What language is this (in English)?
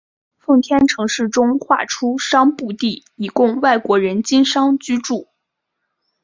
Chinese